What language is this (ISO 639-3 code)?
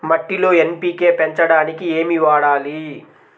tel